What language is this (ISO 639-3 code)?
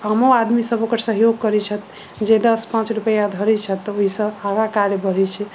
mai